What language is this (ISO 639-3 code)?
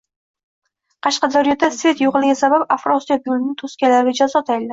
uzb